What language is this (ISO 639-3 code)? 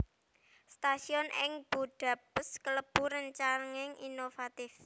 jav